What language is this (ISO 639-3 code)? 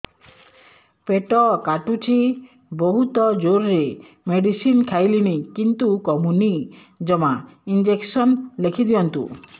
ori